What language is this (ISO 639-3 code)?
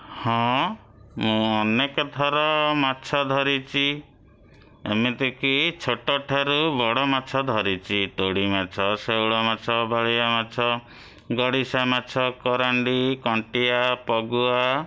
ori